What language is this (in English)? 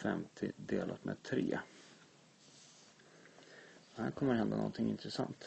Swedish